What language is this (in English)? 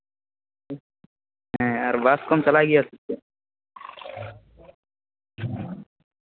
Santali